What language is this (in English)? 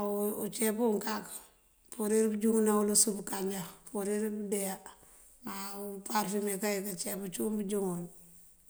Mandjak